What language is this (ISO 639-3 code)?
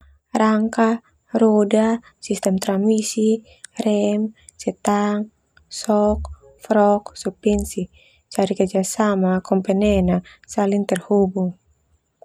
twu